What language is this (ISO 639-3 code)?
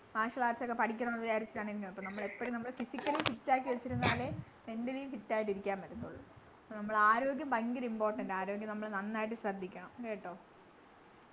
mal